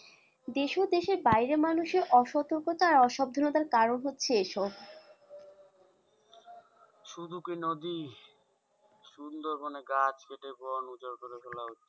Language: Bangla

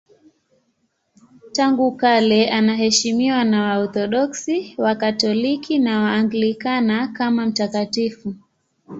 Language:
Swahili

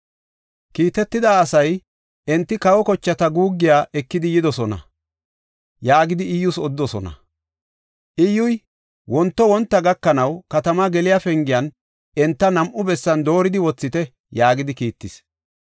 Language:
Gofa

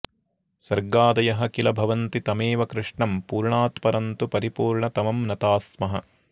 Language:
Sanskrit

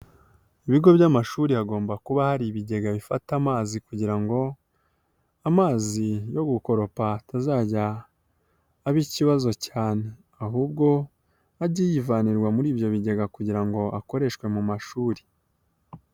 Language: Kinyarwanda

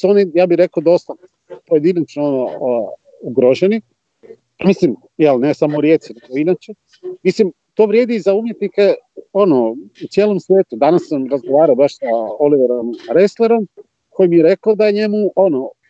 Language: Croatian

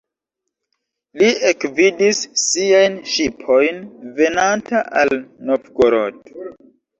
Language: Esperanto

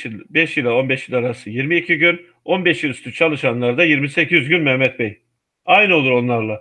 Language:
Turkish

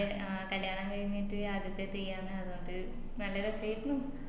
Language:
Malayalam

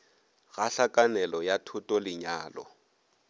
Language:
Northern Sotho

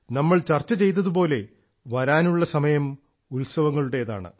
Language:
Malayalam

